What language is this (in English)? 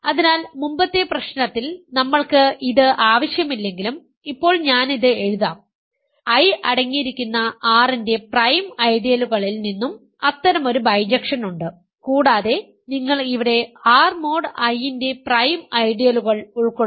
Malayalam